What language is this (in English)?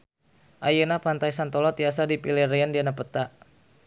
Sundanese